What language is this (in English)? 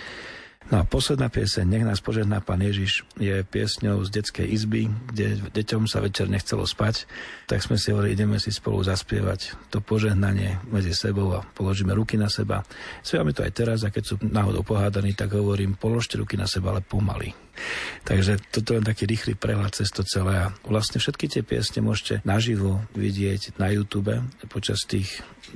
Slovak